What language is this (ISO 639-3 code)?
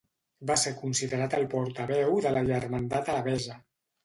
cat